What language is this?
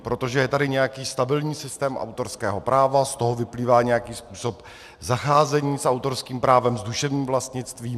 Czech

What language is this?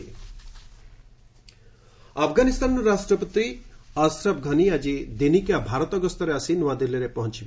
Odia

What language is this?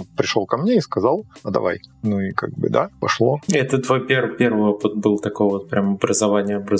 Russian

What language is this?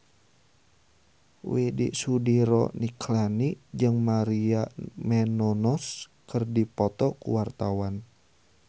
Sundanese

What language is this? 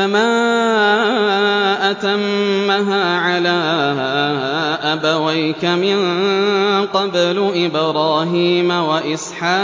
Arabic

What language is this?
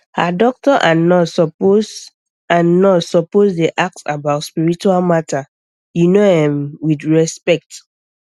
Nigerian Pidgin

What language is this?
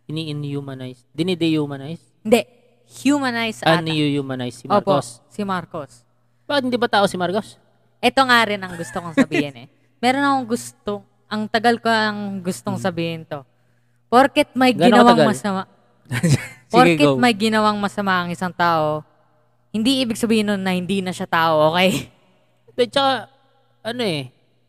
Filipino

